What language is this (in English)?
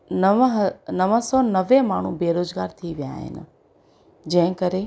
Sindhi